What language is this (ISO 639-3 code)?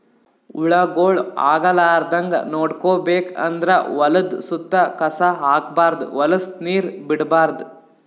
kan